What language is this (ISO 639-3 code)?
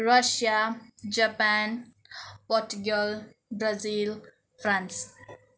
nep